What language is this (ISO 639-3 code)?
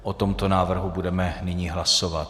ces